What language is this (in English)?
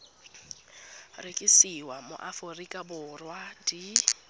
Tswana